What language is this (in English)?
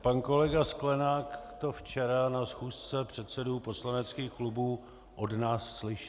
Czech